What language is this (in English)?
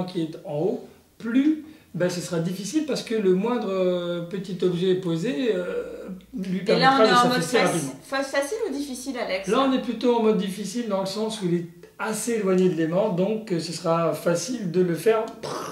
French